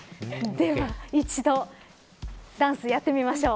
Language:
Japanese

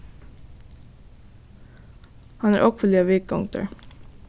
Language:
Faroese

